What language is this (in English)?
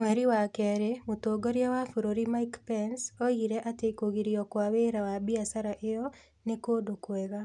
Kikuyu